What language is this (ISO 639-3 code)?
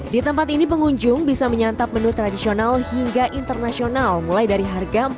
ind